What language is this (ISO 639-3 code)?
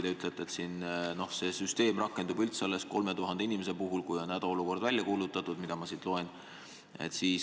est